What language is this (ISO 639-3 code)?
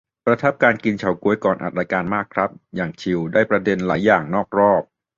tha